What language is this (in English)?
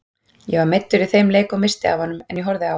Icelandic